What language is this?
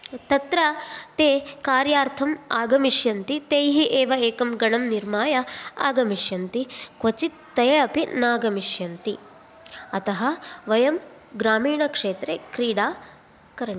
Sanskrit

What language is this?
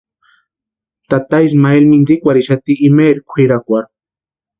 Western Highland Purepecha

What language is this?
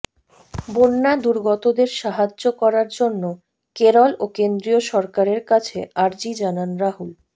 Bangla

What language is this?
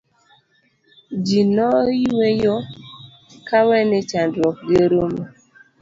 Luo (Kenya and Tanzania)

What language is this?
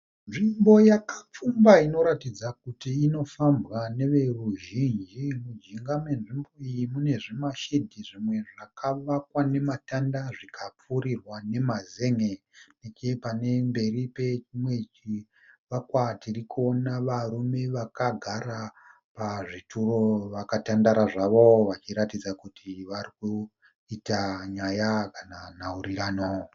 Shona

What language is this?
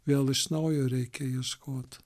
Lithuanian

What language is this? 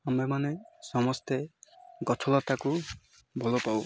Odia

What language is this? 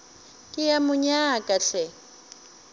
Northern Sotho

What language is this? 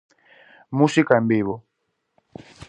Galician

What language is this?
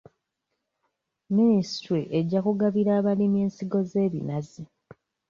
Ganda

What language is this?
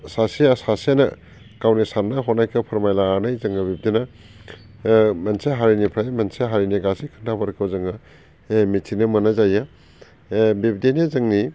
Bodo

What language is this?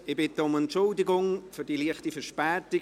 Swiss German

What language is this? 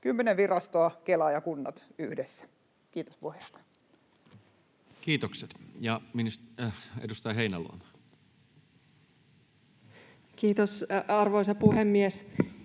Finnish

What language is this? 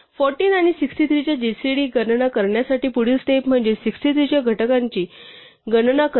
Marathi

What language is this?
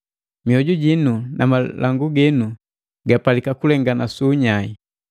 Matengo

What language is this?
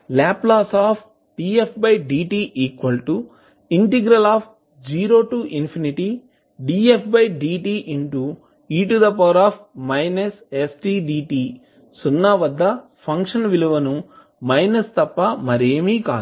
Telugu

